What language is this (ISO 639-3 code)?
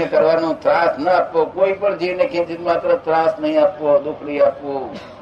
guj